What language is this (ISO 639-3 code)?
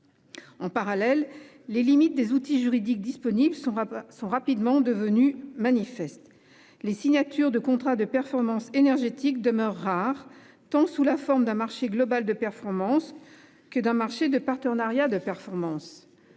fra